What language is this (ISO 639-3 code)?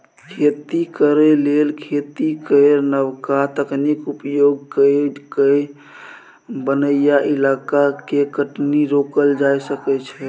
mai